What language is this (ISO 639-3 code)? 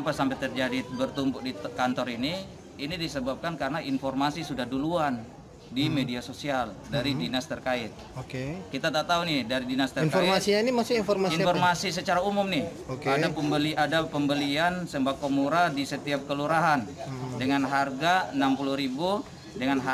ind